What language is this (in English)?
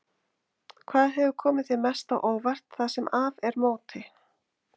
Icelandic